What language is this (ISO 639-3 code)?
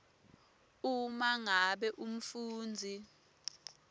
ssw